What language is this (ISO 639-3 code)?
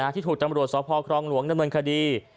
tha